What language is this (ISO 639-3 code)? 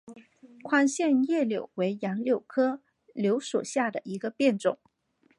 zho